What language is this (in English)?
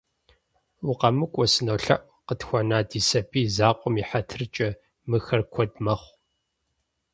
Kabardian